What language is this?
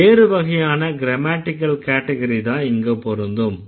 Tamil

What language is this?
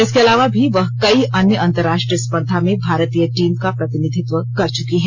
Hindi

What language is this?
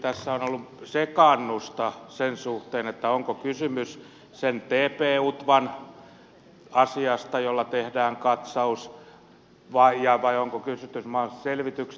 Finnish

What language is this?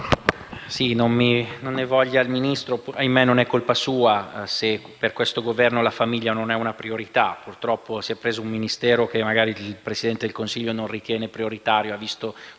Italian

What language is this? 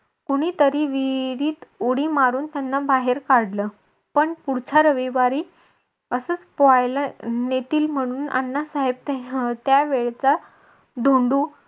Marathi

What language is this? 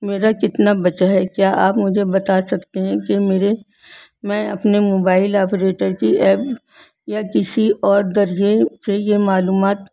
Urdu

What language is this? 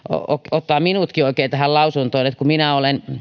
Finnish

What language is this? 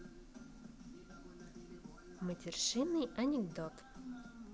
Russian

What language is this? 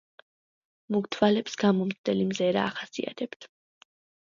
Georgian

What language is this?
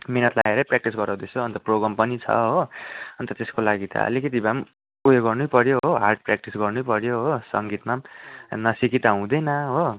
Nepali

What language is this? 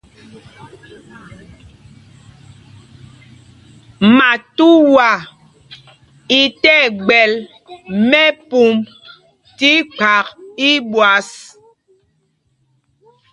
Mpumpong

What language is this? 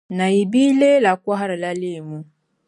Dagbani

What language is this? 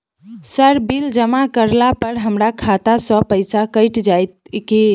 Maithili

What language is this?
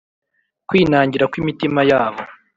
Kinyarwanda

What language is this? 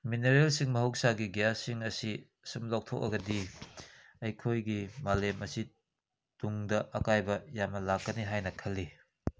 Manipuri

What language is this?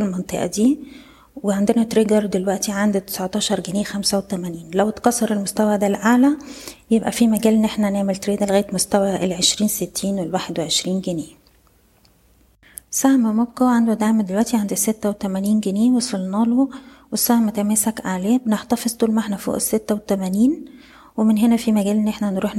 Arabic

